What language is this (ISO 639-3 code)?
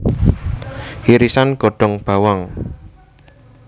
jav